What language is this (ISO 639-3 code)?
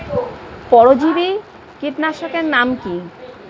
ben